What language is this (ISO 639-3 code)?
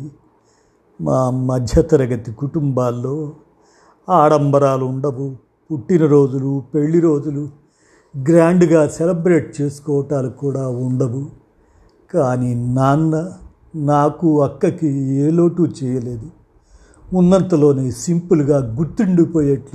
tel